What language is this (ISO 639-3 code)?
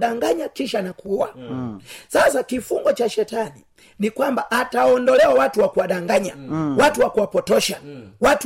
swa